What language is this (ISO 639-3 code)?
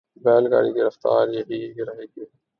urd